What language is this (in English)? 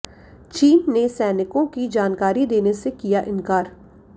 Hindi